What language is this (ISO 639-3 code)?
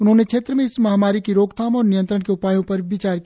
hin